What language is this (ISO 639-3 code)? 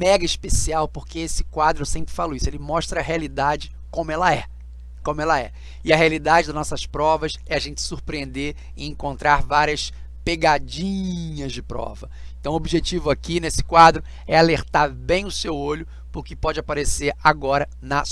por